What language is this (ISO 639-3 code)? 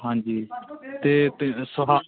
pan